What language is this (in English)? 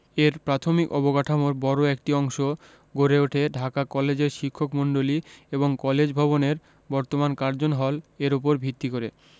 Bangla